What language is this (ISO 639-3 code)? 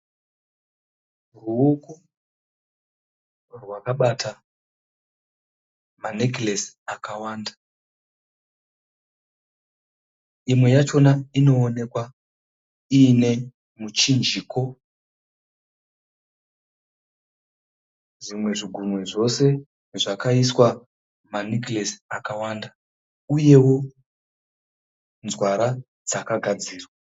sna